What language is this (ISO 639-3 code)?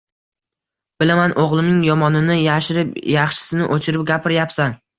uzb